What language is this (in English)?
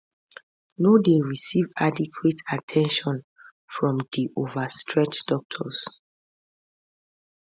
Nigerian Pidgin